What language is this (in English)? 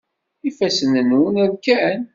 Kabyle